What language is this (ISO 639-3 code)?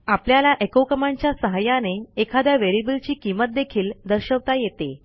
mar